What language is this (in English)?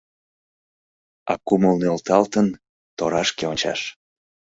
Mari